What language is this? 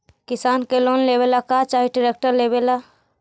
Magahi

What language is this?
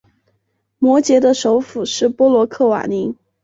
Chinese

